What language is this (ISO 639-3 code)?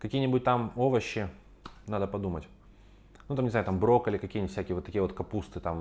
rus